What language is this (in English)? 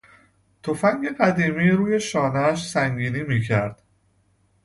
Persian